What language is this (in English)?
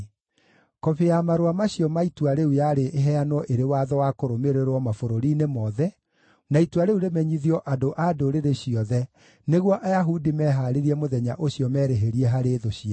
Kikuyu